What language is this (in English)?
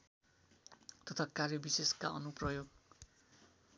Nepali